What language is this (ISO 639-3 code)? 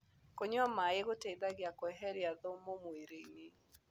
kik